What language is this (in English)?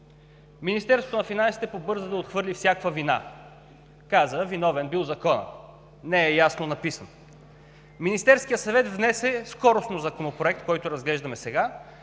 Bulgarian